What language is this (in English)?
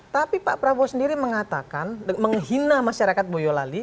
Indonesian